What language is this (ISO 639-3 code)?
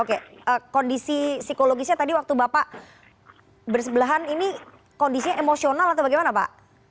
ind